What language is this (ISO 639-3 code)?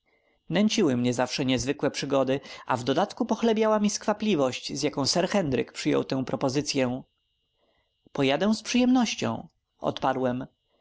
pol